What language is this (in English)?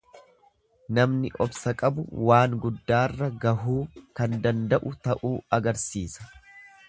Oromo